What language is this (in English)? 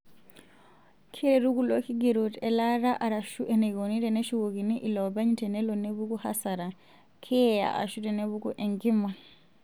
Masai